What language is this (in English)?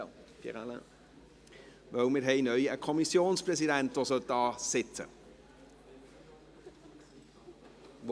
Swiss German